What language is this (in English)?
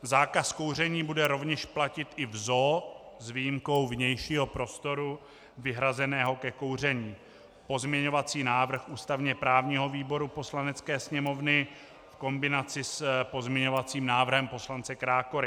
Czech